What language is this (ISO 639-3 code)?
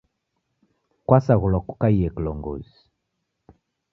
dav